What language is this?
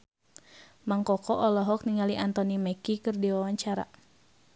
Sundanese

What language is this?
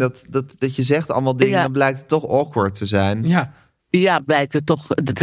Dutch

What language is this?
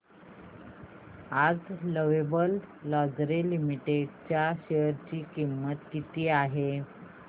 Marathi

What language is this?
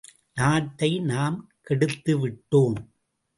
Tamil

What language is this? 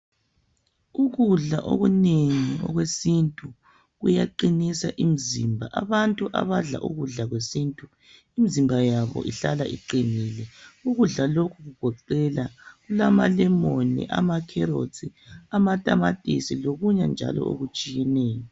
North Ndebele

